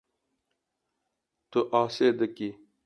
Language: Kurdish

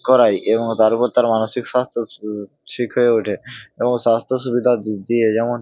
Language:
Bangla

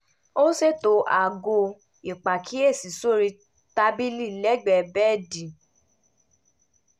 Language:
Yoruba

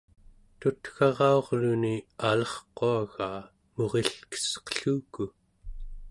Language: Central Yupik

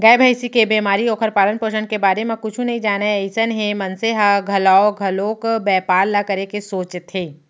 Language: Chhattisgarhi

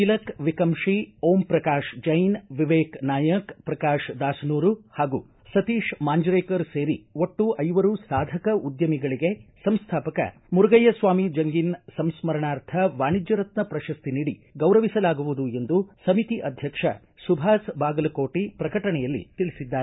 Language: Kannada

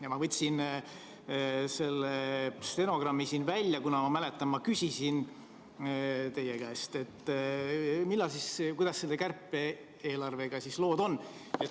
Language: Estonian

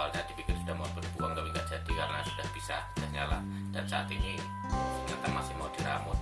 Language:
Indonesian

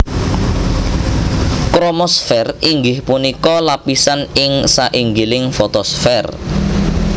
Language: Javanese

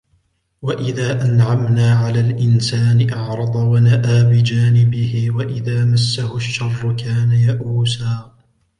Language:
Arabic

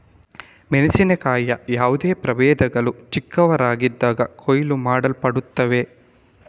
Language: Kannada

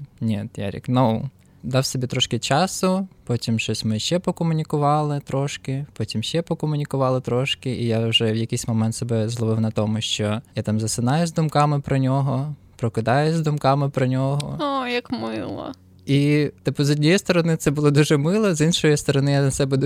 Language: Ukrainian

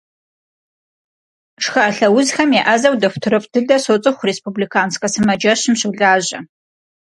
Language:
Kabardian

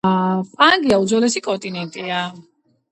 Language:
Georgian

